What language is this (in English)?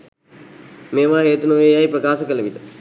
Sinhala